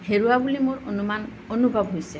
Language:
Assamese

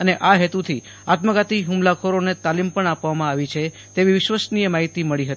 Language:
Gujarati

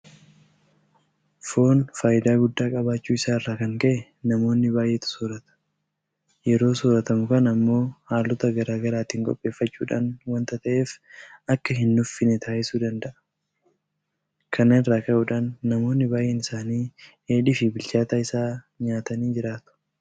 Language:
Oromo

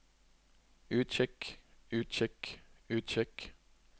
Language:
Norwegian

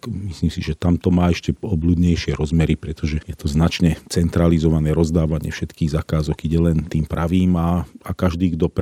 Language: Slovak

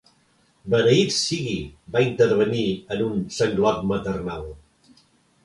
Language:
Catalan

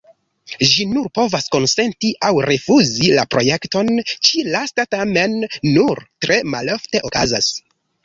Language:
Esperanto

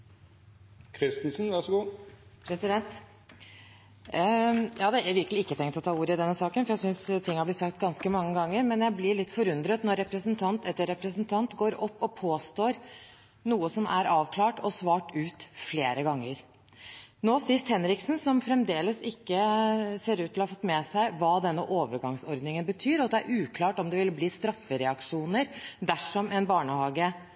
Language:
Norwegian Bokmål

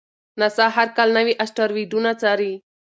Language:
Pashto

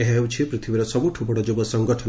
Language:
Odia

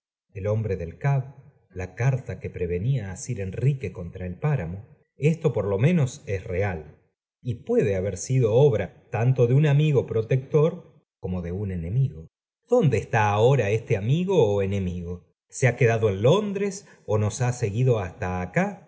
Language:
Spanish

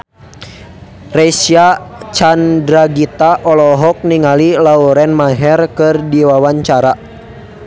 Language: Sundanese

